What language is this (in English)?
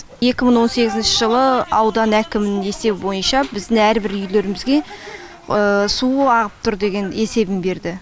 Kazakh